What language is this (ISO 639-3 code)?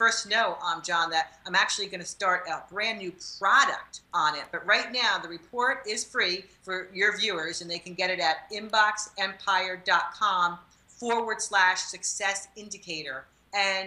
eng